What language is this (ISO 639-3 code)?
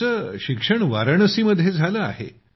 mar